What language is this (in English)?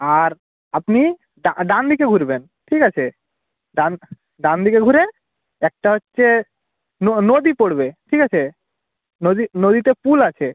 Bangla